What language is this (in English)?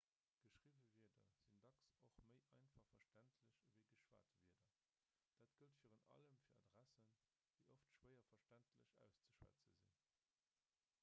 Luxembourgish